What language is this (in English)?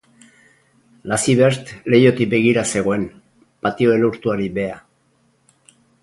Basque